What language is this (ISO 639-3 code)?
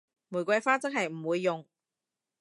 yue